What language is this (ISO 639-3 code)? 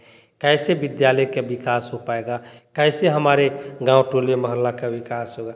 hin